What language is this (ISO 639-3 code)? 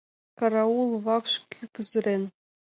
chm